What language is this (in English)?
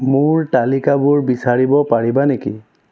Assamese